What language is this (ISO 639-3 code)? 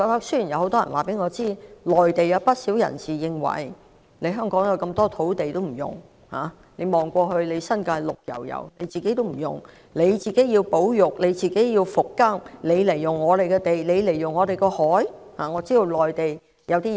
yue